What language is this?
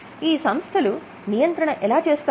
Telugu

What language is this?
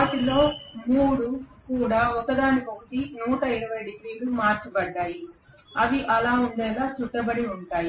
Telugu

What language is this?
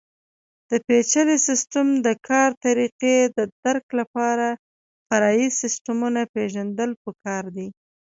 Pashto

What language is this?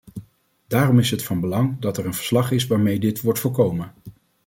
Dutch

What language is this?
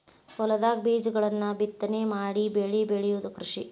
Kannada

